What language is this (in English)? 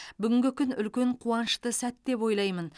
Kazakh